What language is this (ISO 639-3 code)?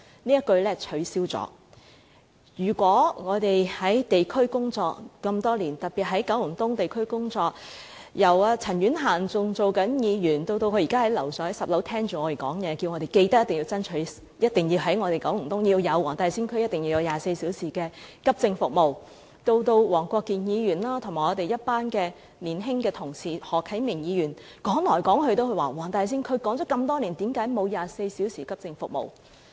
yue